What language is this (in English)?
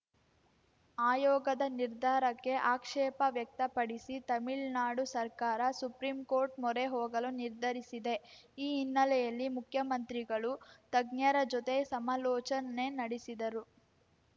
Kannada